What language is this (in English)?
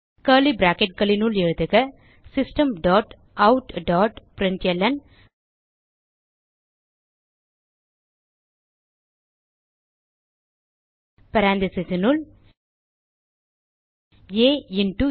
Tamil